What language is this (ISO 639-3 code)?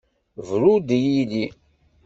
kab